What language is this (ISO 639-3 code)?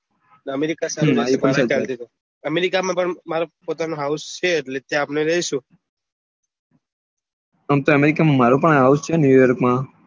guj